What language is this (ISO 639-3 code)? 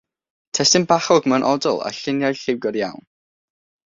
cym